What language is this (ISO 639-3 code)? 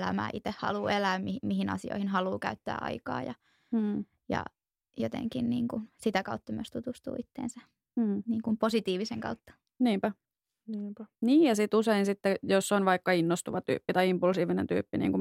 fin